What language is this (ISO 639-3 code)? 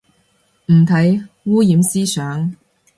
yue